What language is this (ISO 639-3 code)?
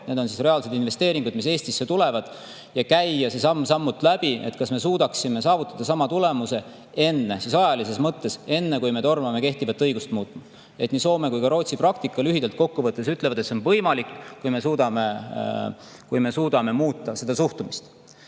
est